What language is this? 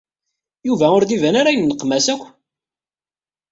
Kabyle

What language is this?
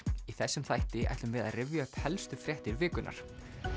Icelandic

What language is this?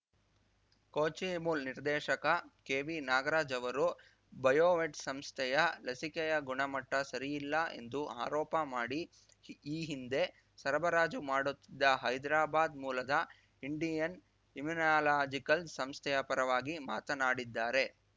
Kannada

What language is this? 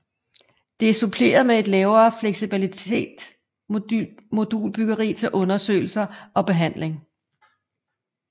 Danish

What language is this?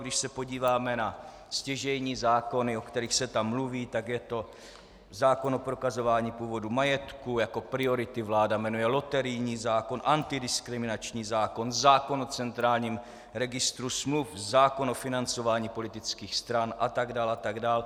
Czech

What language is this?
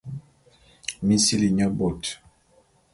Bulu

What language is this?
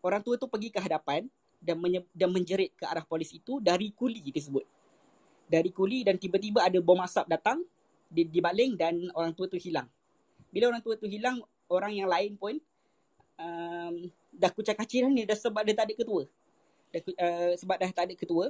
Malay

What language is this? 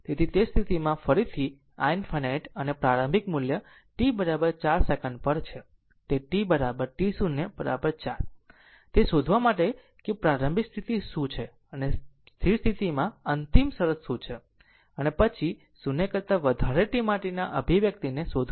Gujarati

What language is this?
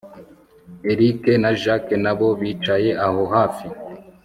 Kinyarwanda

